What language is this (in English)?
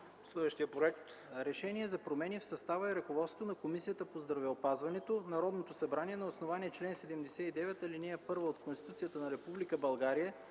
Bulgarian